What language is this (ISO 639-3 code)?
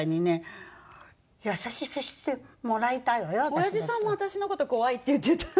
jpn